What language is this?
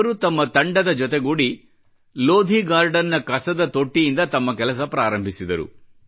Kannada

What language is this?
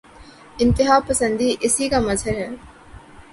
Urdu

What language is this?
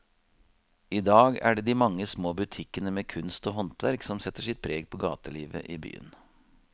Norwegian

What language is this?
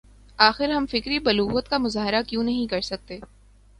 Urdu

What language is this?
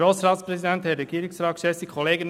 Swiss German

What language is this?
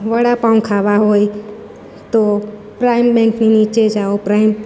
Gujarati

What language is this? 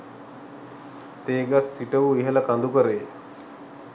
Sinhala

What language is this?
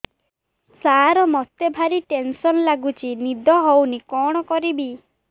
Odia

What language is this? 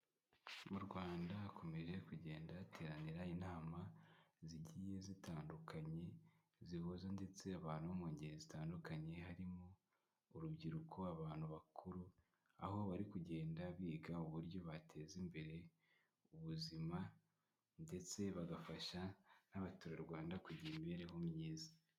Kinyarwanda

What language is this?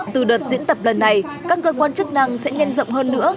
Vietnamese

